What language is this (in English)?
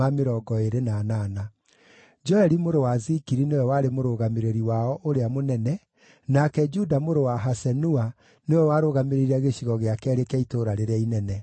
Kikuyu